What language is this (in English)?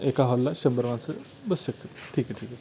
Marathi